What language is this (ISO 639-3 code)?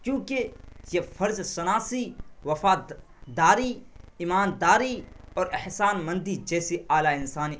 urd